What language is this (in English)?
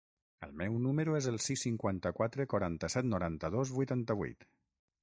Catalan